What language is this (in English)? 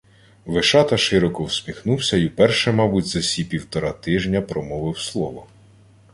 Ukrainian